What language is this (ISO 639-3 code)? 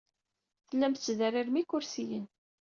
kab